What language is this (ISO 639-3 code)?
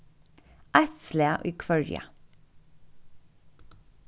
fao